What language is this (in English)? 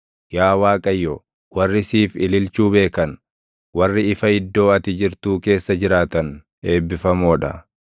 Oromo